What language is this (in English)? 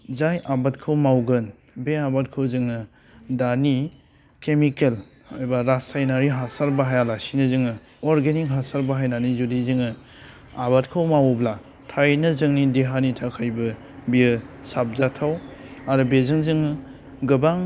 Bodo